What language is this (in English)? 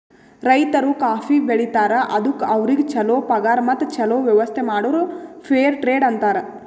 Kannada